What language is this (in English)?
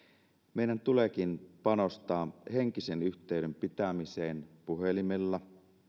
Finnish